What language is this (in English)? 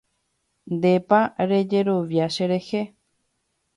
Guarani